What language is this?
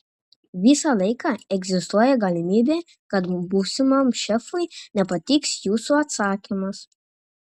Lithuanian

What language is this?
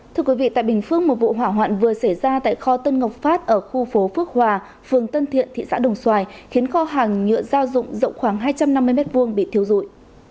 Vietnamese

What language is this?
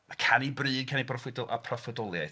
Welsh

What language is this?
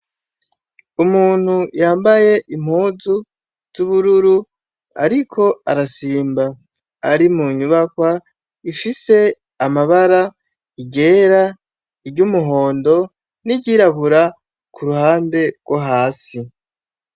Rundi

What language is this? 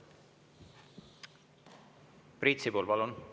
Estonian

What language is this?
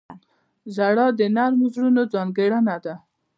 Pashto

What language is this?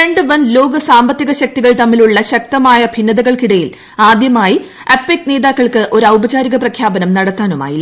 Malayalam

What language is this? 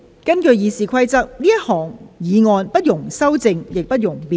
Cantonese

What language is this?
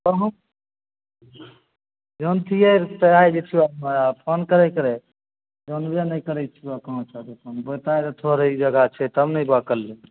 Maithili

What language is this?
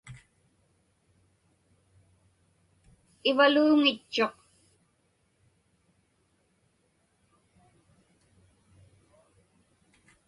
Inupiaq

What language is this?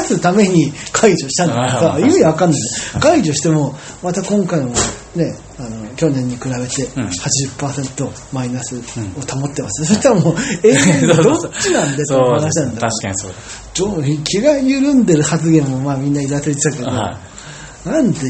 Japanese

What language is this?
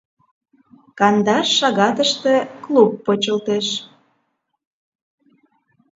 Mari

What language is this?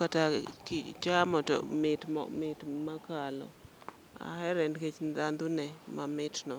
Luo (Kenya and Tanzania)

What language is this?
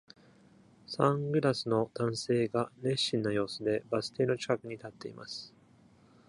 Japanese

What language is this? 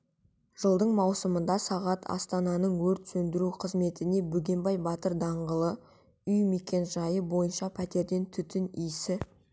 Kazakh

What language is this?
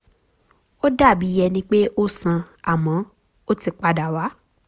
Yoruba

